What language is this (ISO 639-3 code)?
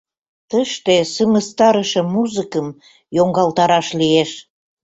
chm